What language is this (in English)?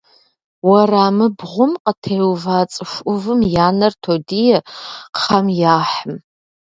Kabardian